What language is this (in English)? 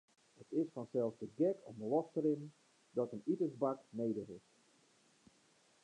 Western Frisian